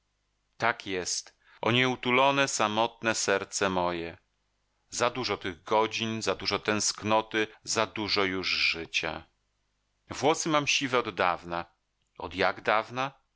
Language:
Polish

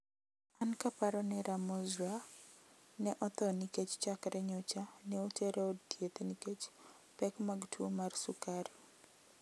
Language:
Luo (Kenya and Tanzania)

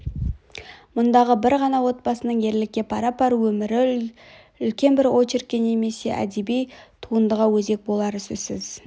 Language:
Kazakh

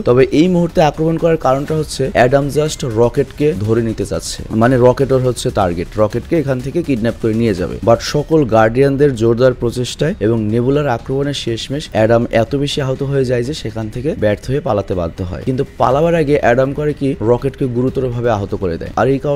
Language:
Bangla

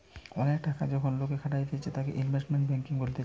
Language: Bangla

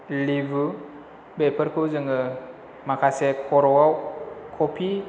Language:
Bodo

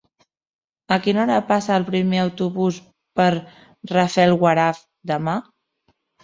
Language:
Catalan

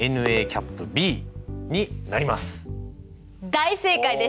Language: Japanese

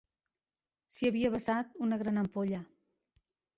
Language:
Catalan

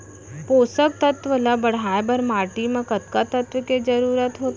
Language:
Chhattisgarhi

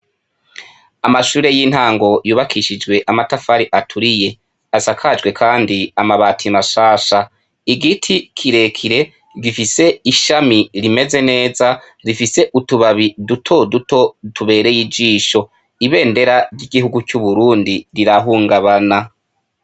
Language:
Rundi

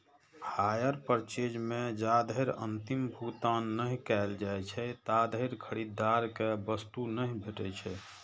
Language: Maithili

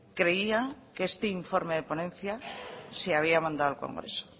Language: Spanish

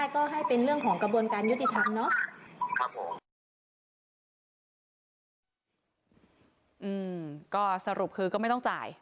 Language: Thai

